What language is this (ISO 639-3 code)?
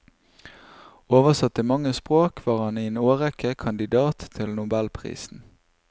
nor